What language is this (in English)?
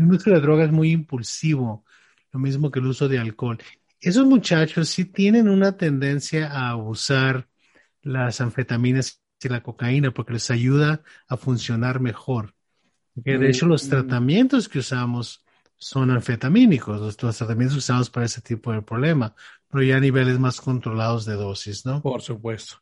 Spanish